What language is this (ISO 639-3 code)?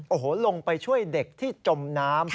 tha